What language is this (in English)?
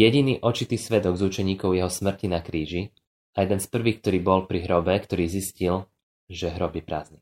Slovak